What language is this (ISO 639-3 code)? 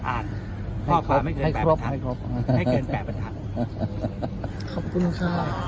tha